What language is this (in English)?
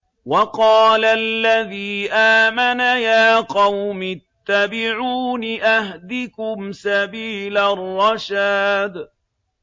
Arabic